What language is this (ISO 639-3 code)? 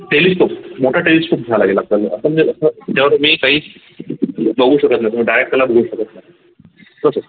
mar